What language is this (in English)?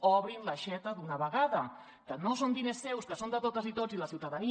Catalan